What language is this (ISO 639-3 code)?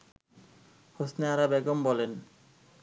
ben